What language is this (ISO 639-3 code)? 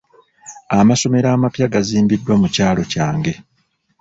lug